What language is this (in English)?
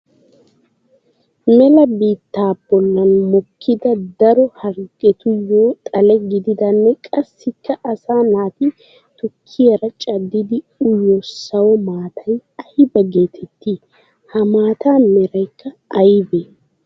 Wolaytta